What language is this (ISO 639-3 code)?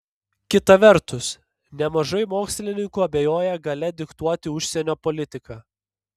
lit